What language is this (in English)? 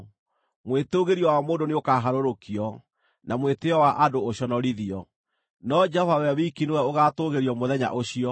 Kikuyu